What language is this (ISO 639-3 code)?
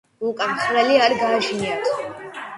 kat